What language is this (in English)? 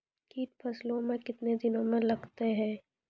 Maithili